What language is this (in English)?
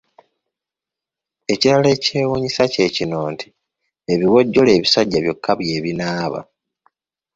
Ganda